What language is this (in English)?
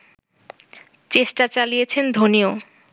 Bangla